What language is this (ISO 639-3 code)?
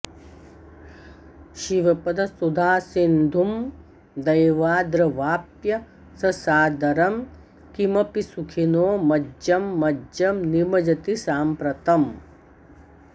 san